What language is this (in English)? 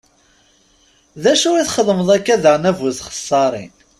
Kabyle